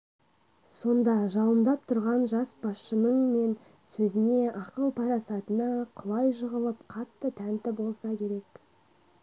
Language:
Kazakh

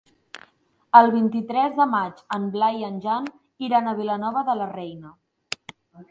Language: Catalan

